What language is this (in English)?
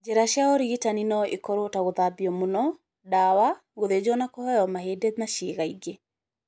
Kikuyu